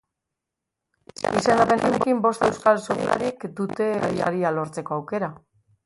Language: Basque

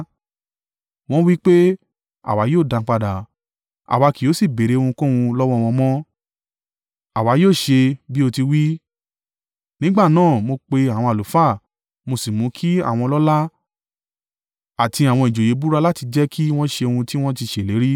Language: Yoruba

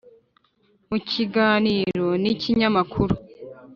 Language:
Kinyarwanda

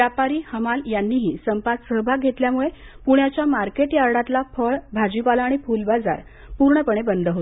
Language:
Marathi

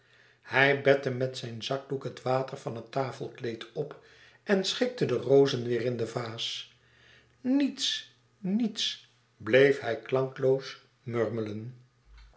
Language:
Dutch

